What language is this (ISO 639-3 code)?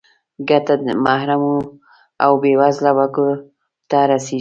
pus